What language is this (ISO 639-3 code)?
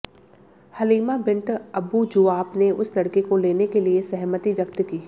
hin